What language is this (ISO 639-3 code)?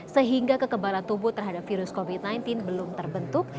ind